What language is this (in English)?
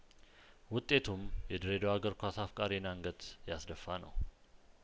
Amharic